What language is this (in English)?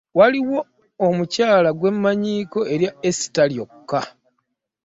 Ganda